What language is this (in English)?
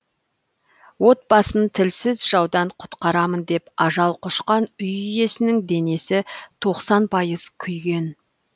Kazakh